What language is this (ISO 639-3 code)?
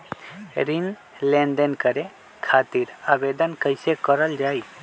mag